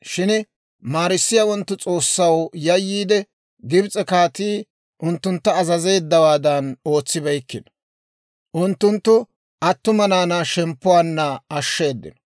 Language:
Dawro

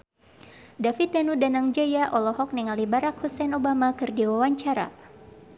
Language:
Sundanese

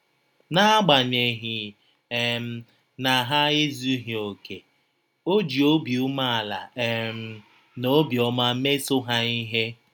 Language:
Igbo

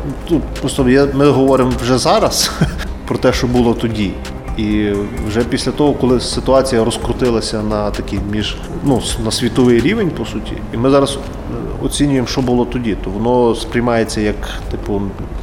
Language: Ukrainian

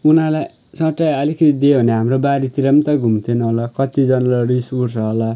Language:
Nepali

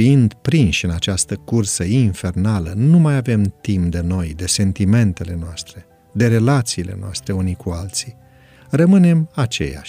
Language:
Romanian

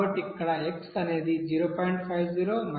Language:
Telugu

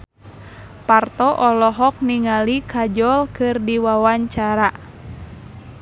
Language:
Sundanese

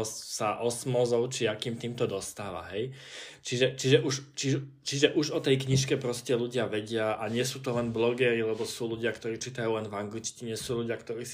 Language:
Slovak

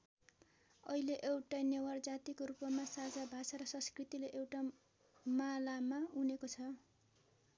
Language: Nepali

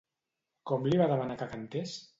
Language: Catalan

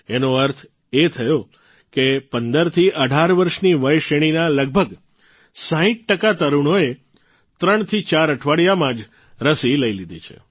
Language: Gujarati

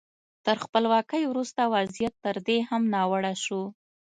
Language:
Pashto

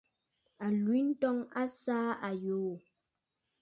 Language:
Bafut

